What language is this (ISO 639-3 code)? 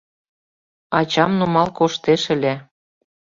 chm